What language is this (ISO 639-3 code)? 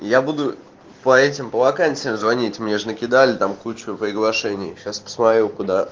rus